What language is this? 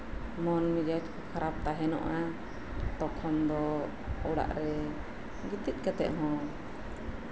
Santali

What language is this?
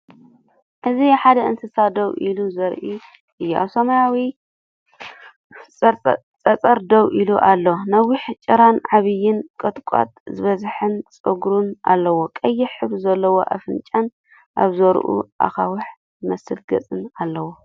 Tigrinya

